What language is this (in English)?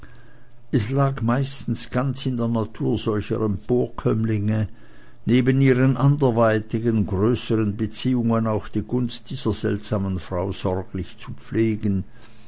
German